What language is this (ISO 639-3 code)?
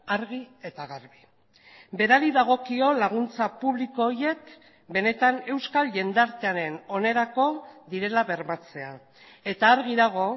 eus